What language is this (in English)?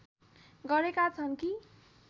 Nepali